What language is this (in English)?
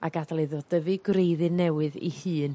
Welsh